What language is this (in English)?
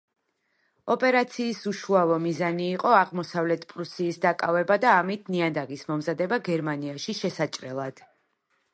Georgian